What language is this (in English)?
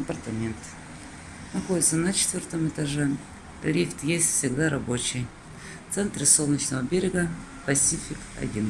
Russian